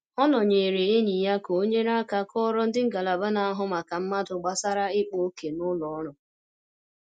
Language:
Igbo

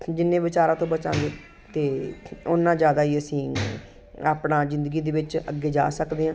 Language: Punjabi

